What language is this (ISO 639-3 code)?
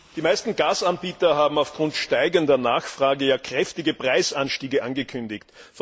deu